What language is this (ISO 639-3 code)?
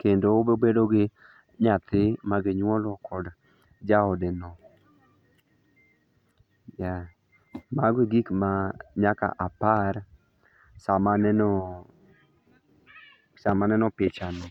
luo